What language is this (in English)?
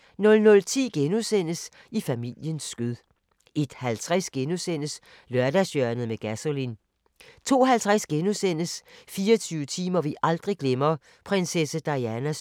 Danish